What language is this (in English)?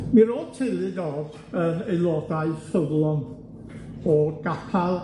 Welsh